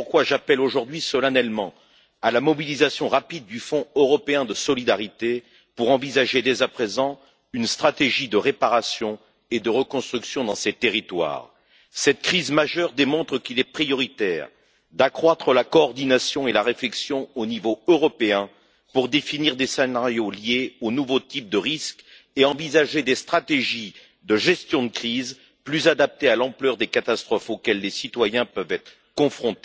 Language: French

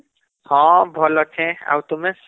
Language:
Odia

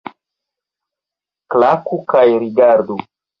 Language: Esperanto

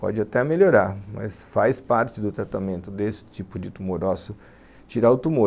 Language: Portuguese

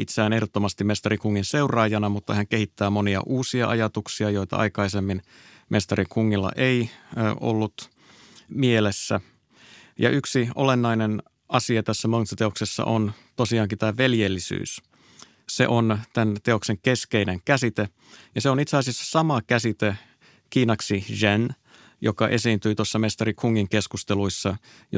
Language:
Finnish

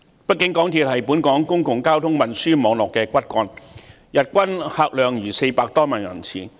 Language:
Cantonese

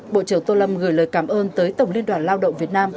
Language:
Vietnamese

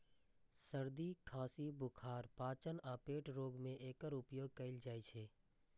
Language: Maithili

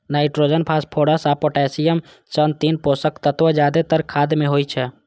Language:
Maithili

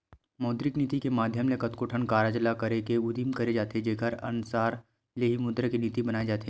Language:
Chhattisgarhi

